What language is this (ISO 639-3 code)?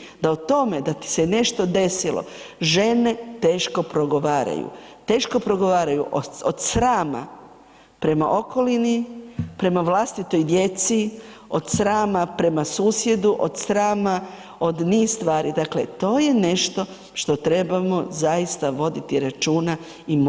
hrv